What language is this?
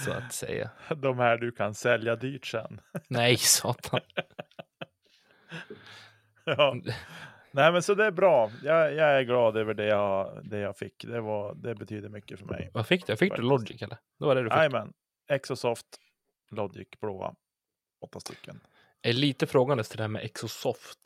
Swedish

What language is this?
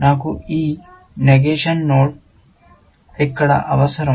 Telugu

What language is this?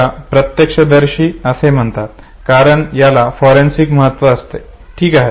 Marathi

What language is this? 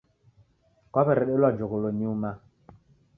Taita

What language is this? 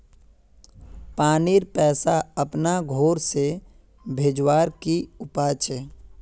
Magahi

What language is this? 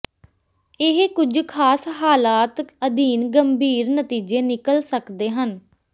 Punjabi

